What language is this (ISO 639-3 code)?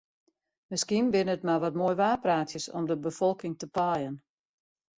fry